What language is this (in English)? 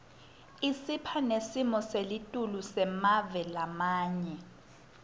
Swati